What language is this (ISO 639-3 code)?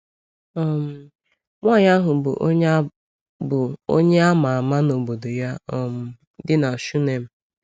ibo